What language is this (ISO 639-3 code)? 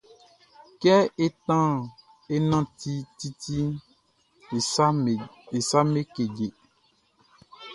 bci